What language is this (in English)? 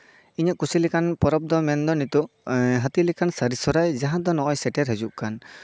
Santali